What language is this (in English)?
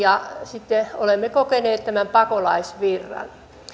Finnish